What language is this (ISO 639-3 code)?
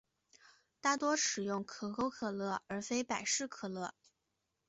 zho